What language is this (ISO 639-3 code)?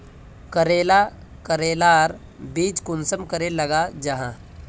mag